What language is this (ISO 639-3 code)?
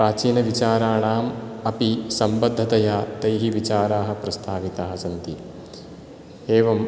san